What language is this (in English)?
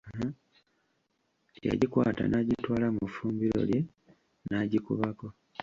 Ganda